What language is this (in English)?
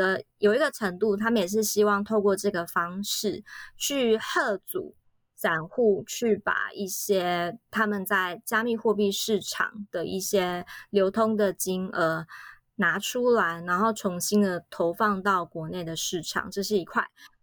Chinese